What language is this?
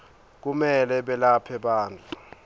Swati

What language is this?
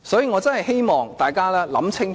Cantonese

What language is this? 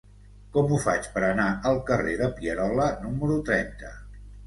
Catalan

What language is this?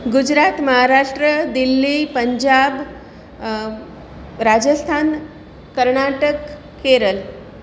Gujarati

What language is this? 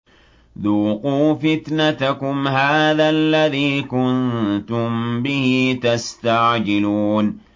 Arabic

